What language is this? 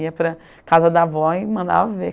Portuguese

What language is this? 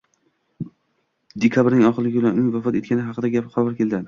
Uzbek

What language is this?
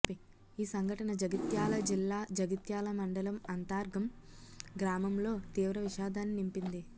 Telugu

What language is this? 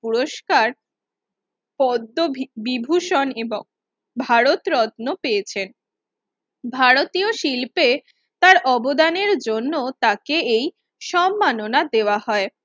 Bangla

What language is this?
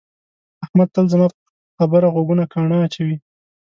Pashto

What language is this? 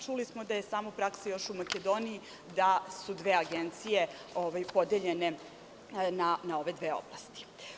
Serbian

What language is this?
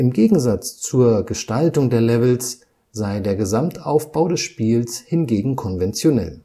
German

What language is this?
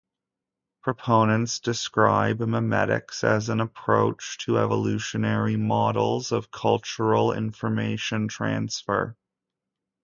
English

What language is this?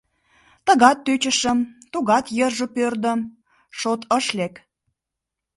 Mari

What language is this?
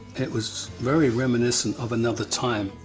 English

